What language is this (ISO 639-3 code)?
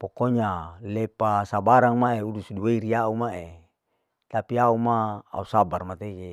alo